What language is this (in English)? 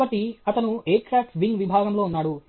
Telugu